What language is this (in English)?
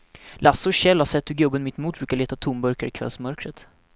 Swedish